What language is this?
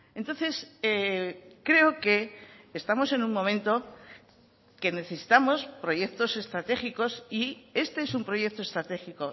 Spanish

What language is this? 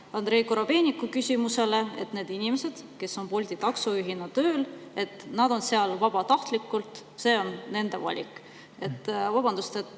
Estonian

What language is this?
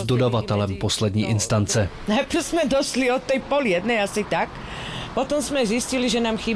Czech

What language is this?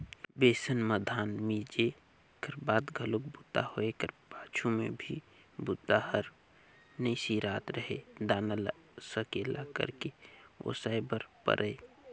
Chhattisgarhi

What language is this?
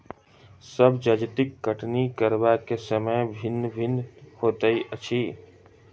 Maithili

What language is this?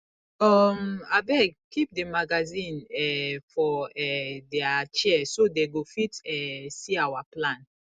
Nigerian Pidgin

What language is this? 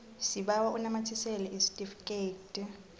South Ndebele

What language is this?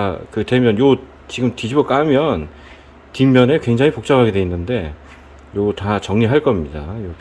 Korean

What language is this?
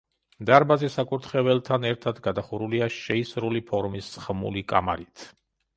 Georgian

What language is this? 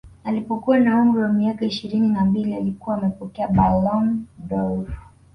Swahili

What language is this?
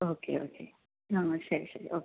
Malayalam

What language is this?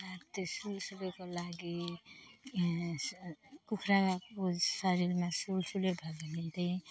Nepali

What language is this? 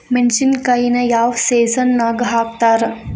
Kannada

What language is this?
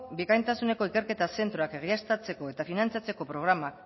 Basque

